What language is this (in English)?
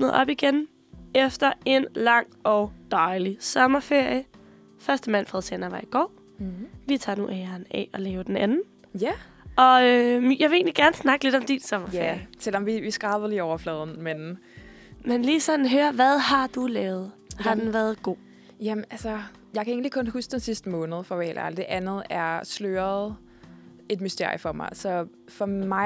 Danish